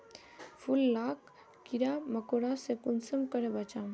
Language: Magahi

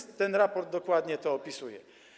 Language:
Polish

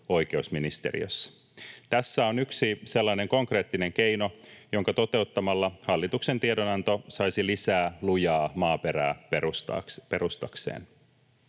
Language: Finnish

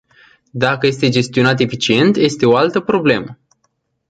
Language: Romanian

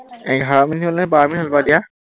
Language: Assamese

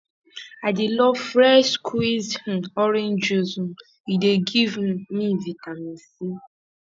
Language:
Nigerian Pidgin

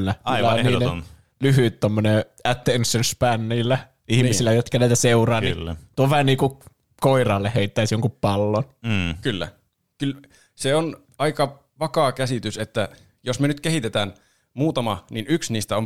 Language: Finnish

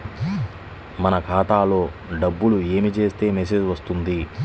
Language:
Telugu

